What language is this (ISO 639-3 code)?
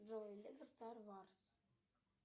rus